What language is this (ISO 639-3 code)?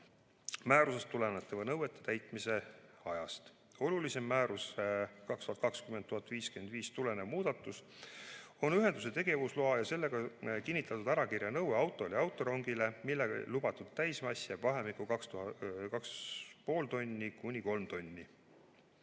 est